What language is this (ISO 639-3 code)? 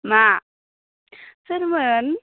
brx